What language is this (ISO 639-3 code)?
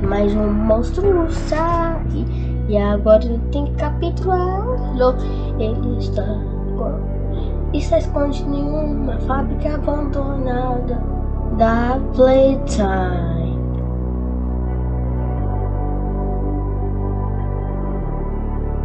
por